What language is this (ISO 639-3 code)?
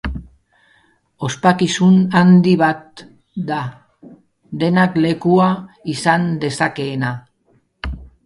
eus